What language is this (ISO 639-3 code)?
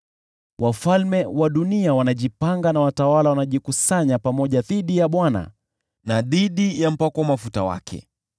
swa